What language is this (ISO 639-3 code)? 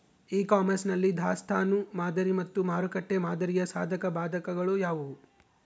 kan